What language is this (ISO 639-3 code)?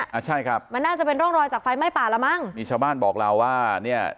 tha